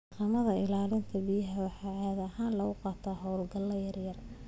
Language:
Somali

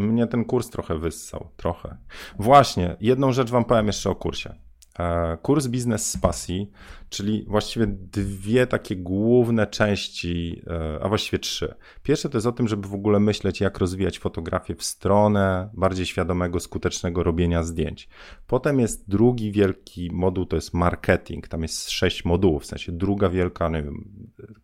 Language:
Polish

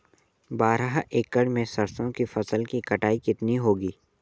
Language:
Hindi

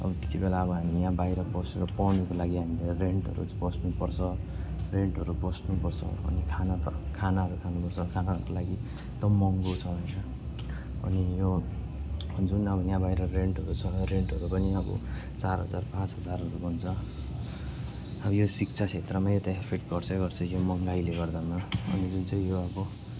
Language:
Nepali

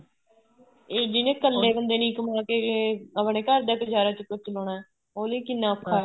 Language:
Punjabi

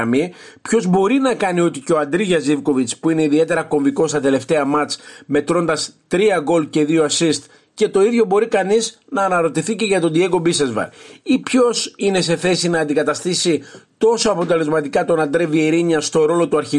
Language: Greek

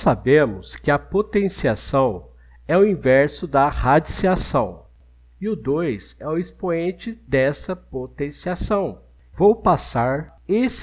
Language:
Portuguese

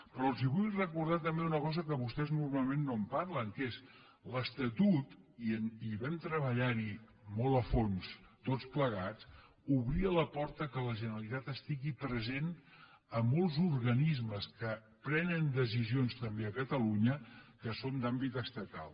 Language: Catalan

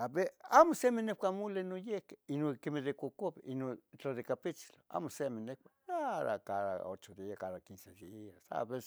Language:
Tetelcingo Nahuatl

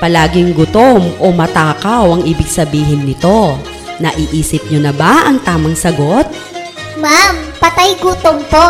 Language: Filipino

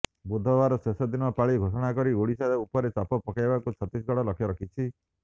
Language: Odia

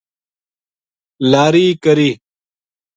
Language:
Gujari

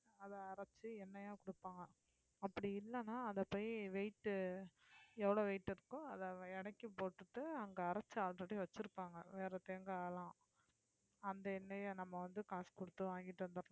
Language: Tamil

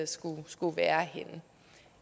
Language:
Danish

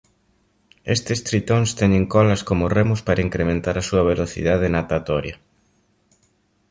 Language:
Galician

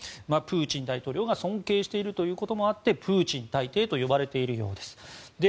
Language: Japanese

